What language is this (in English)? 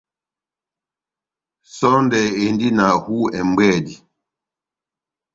Batanga